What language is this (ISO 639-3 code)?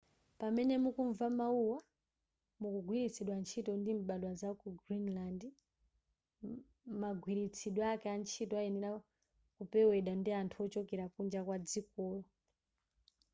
nya